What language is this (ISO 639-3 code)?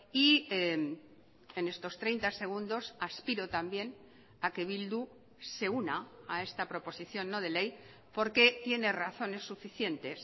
spa